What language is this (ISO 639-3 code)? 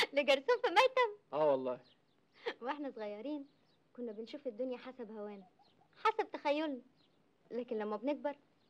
ara